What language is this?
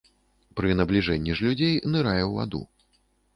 Belarusian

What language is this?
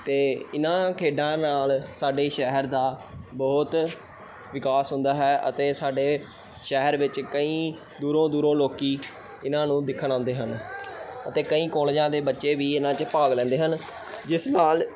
Punjabi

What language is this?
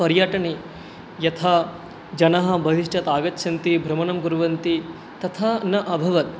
Sanskrit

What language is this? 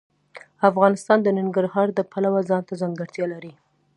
Pashto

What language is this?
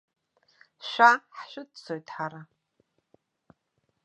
Abkhazian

